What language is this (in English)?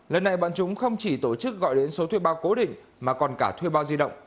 Vietnamese